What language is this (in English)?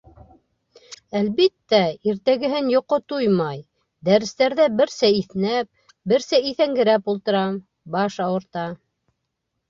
Bashkir